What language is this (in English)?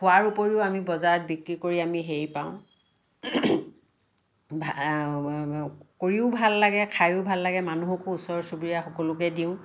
Assamese